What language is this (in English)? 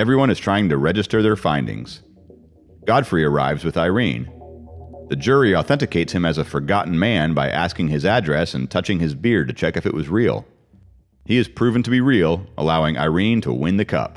English